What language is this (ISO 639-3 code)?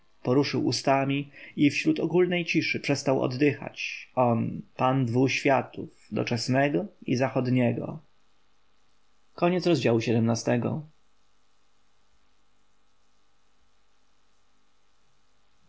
pol